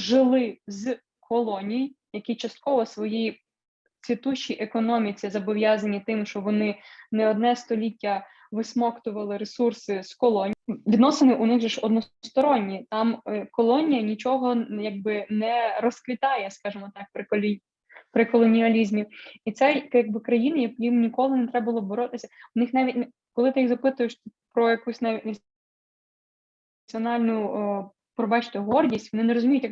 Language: Ukrainian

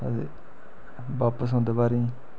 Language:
Dogri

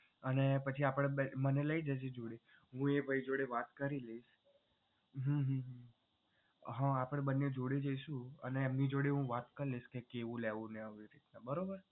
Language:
Gujarati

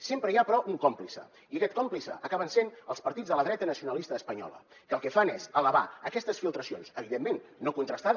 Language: Catalan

